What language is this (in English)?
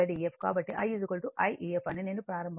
Telugu